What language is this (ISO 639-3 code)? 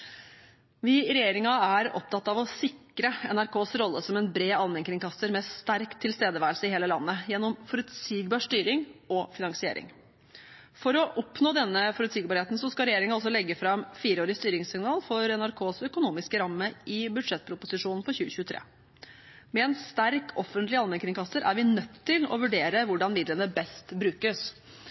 nob